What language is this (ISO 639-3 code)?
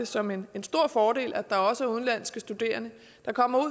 dan